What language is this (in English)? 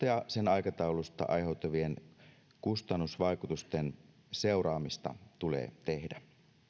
Finnish